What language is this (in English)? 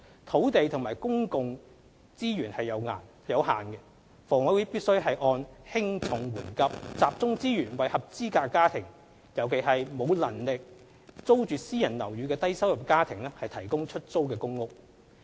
Cantonese